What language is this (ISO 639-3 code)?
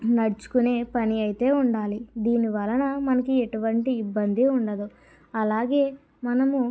tel